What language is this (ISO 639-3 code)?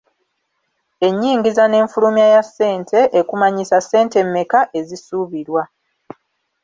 lug